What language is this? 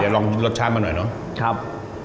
Thai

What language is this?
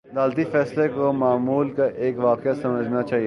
Urdu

